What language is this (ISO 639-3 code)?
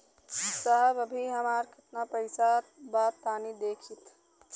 bho